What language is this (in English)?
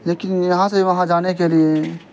Urdu